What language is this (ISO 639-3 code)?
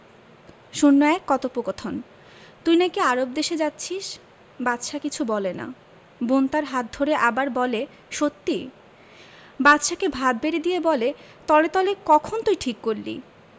ben